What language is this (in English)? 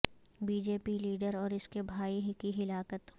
Urdu